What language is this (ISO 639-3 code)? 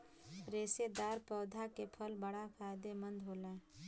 bho